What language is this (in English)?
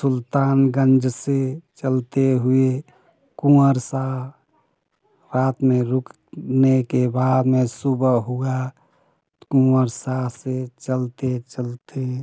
Hindi